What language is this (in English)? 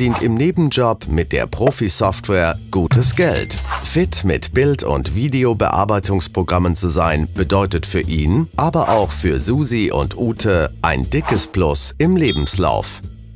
German